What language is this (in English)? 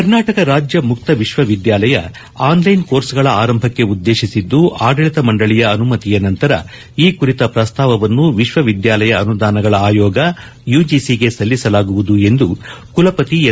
Kannada